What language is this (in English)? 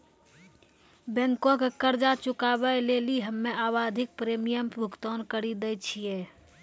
Maithili